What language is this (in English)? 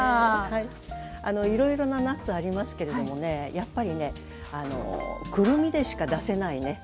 Japanese